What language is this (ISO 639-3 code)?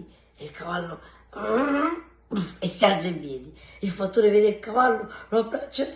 ita